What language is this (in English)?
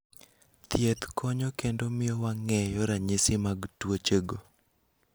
Luo (Kenya and Tanzania)